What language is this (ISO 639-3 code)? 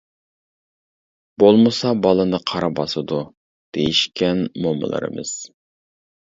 uig